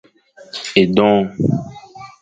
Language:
Fang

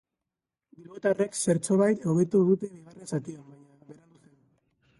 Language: Basque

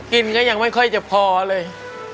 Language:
Thai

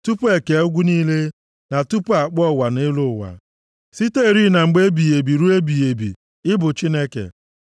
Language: Igbo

